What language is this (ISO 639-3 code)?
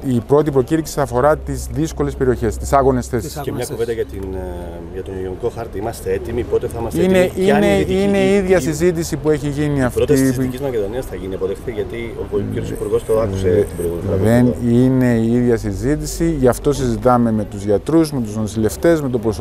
ell